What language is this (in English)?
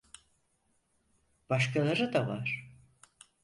Turkish